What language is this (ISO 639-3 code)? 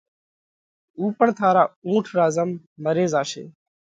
kvx